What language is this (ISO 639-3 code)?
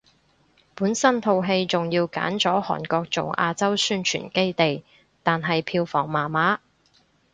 yue